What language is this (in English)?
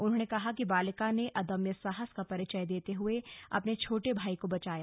Hindi